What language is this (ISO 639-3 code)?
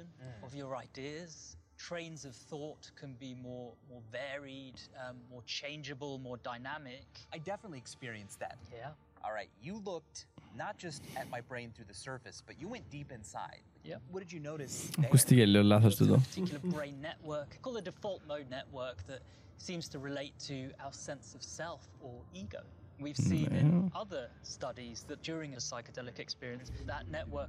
ell